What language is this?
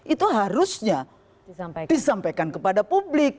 Indonesian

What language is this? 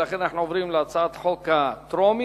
Hebrew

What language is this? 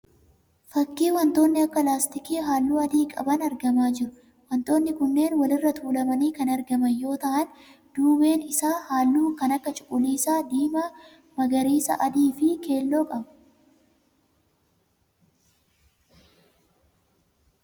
Oromo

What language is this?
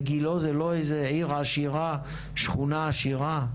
Hebrew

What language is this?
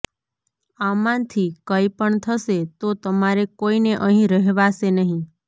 Gujarati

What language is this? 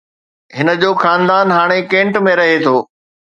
Sindhi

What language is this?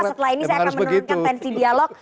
Indonesian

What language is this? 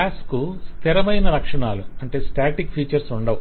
Telugu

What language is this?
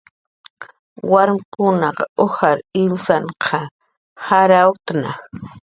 Jaqaru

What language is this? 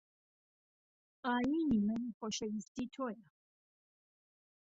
Central Kurdish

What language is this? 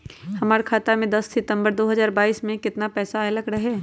Magahi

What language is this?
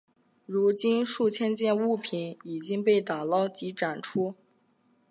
Chinese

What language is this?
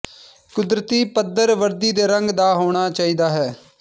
Punjabi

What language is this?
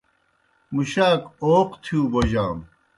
Kohistani Shina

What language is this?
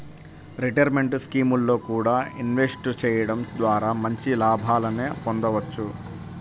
Telugu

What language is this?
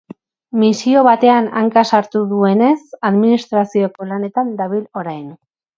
Basque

